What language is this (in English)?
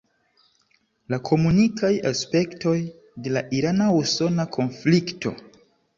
Esperanto